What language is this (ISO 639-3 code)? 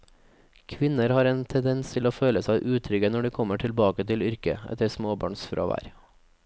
nor